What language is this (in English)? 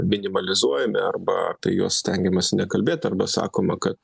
Lithuanian